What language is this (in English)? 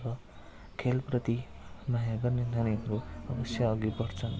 Nepali